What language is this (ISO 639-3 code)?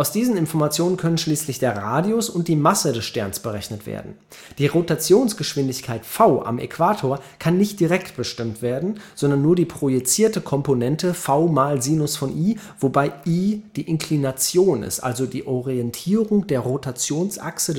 deu